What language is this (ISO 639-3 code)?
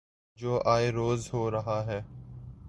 urd